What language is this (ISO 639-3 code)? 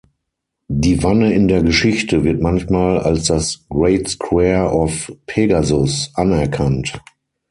deu